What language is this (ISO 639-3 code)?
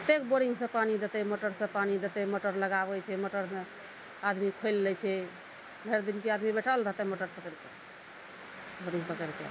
mai